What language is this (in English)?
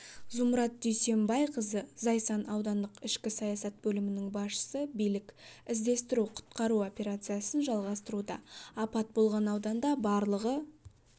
Kazakh